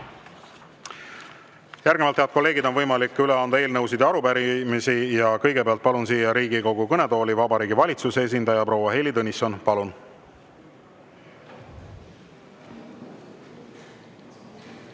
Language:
Estonian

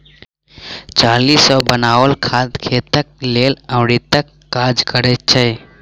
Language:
Maithili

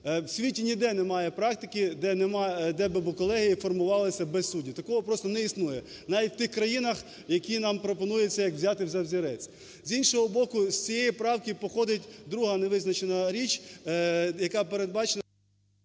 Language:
Ukrainian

